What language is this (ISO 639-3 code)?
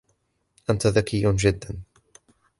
ara